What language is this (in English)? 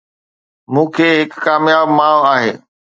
Sindhi